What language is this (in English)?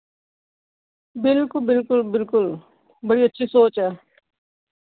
Dogri